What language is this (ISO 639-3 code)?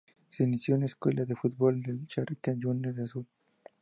spa